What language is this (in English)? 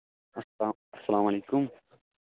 Kashmiri